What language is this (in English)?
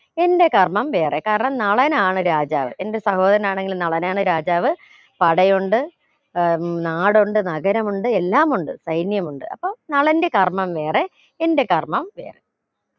Malayalam